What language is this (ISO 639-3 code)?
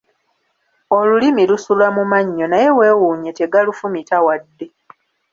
lug